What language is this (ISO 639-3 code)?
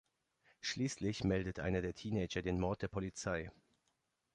deu